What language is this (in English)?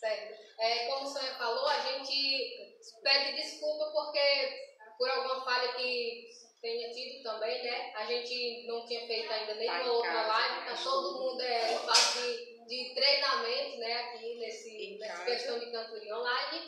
Portuguese